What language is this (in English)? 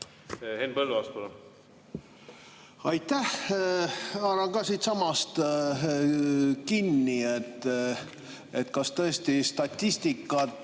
Estonian